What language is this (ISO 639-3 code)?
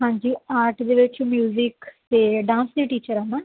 pan